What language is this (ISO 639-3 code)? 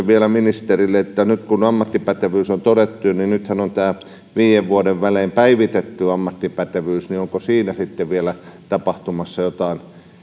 fin